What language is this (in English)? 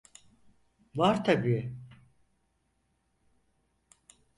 Turkish